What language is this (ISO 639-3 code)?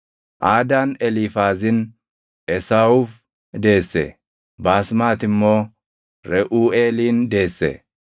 orm